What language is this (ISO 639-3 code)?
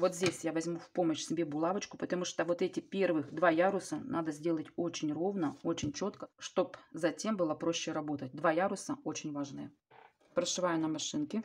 rus